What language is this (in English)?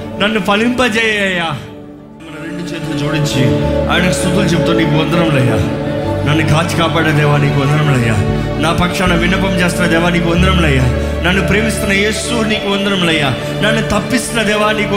Telugu